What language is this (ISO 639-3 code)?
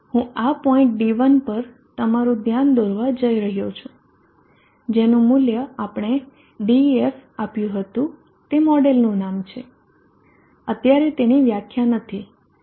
guj